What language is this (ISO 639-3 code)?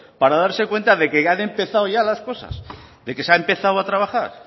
spa